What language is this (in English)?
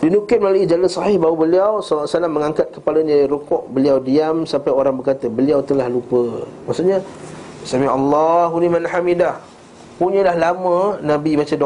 Malay